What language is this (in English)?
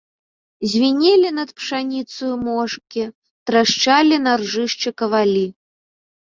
Belarusian